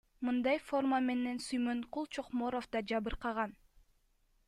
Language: Kyrgyz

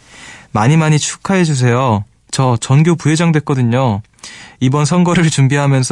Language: Korean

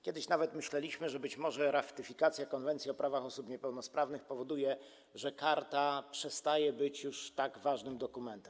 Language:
Polish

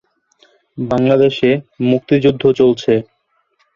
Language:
Bangla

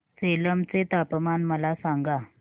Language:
Marathi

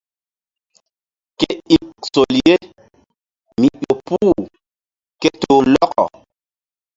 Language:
Mbum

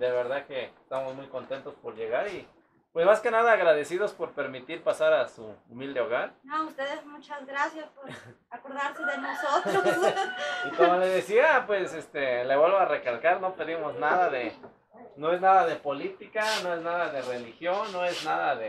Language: Spanish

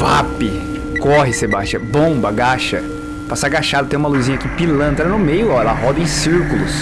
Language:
Portuguese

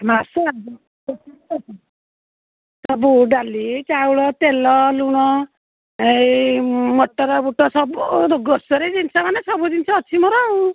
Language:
Odia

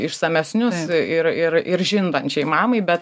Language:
Lithuanian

